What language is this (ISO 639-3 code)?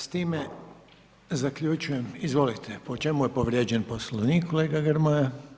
hrv